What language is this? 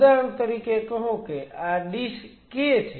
Gujarati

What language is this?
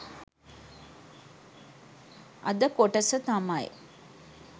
Sinhala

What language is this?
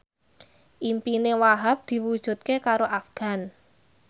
Javanese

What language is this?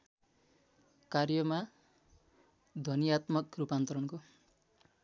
Nepali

